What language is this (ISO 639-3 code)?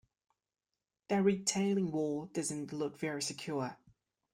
eng